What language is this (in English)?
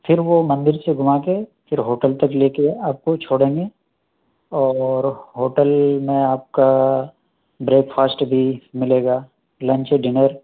Urdu